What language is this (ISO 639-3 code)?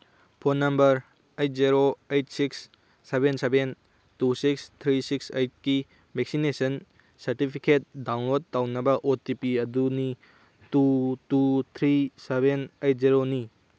mni